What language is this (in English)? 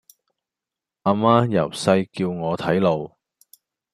Cantonese